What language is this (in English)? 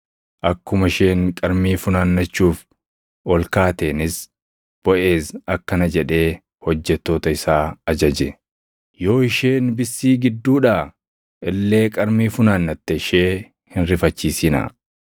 Oromo